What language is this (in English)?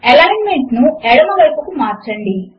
Telugu